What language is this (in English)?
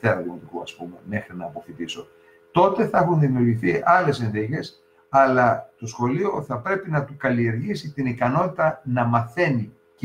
Greek